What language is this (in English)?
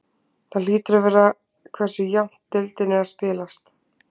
Icelandic